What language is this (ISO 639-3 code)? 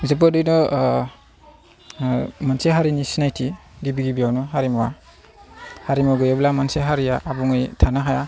brx